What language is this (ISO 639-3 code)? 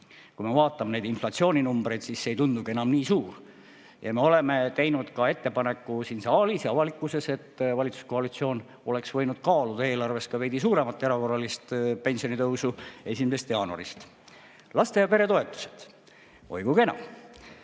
est